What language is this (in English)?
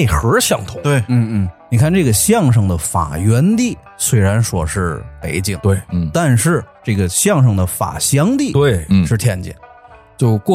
Chinese